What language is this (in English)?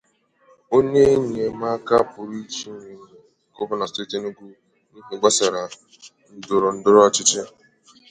Igbo